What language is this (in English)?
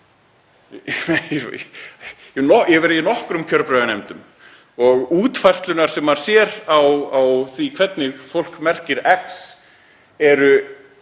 Icelandic